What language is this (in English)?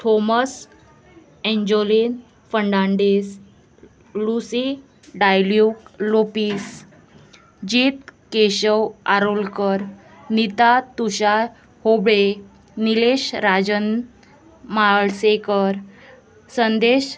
Konkani